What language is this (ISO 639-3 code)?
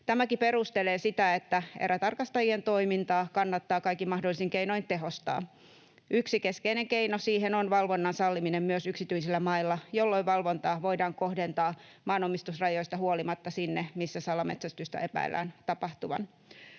fin